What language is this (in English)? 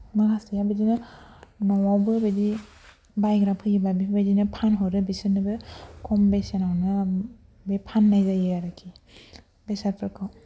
Bodo